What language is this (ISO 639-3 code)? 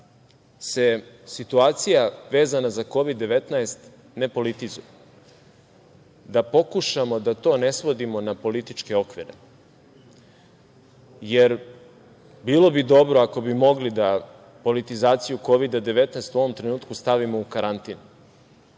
srp